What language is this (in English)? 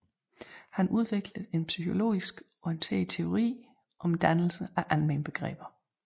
Danish